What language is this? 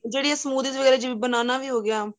Punjabi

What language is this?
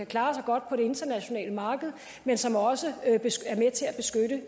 Danish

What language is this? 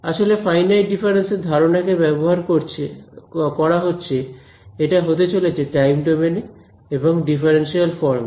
Bangla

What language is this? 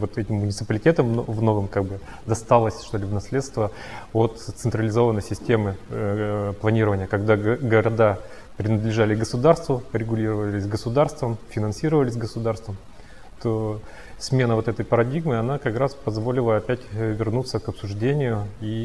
Russian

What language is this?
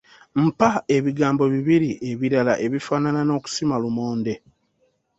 Ganda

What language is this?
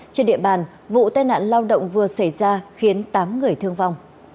Vietnamese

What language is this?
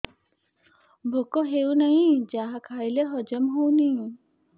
Odia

